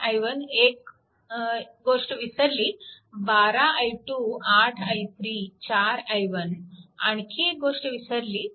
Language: Marathi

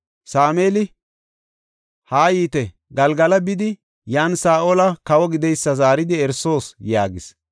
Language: Gofa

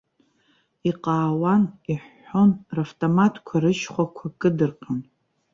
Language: Abkhazian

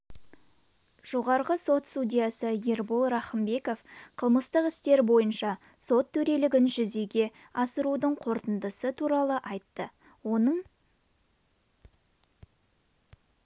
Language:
Kazakh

